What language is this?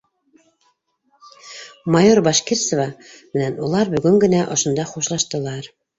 Bashkir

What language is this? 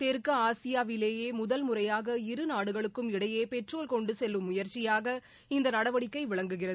Tamil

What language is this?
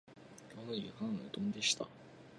Japanese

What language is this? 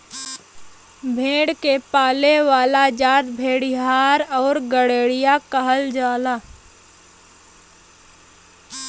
Bhojpuri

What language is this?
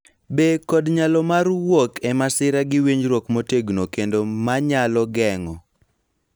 Luo (Kenya and Tanzania)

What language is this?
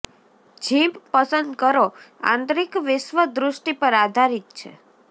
Gujarati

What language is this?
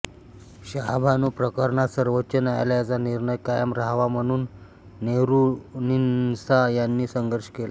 Marathi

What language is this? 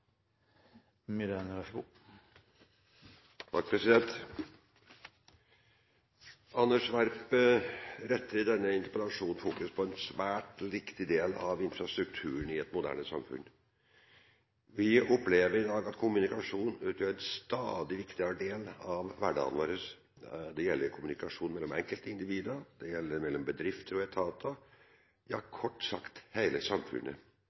Norwegian Bokmål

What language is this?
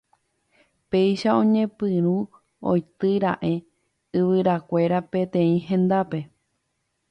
Guarani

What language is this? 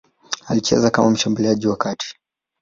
Swahili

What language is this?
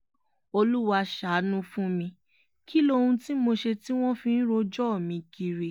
Yoruba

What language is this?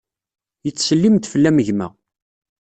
Kabyle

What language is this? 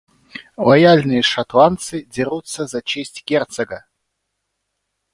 Russian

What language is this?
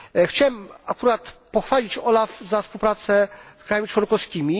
Polish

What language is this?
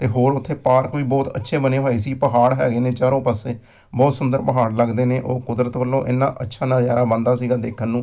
Punjabi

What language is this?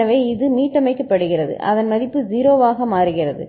Tamil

